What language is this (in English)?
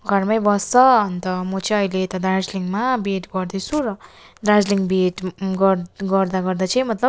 Nepali